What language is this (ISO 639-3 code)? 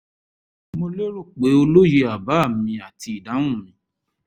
yor